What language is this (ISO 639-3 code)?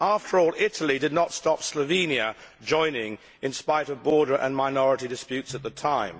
eng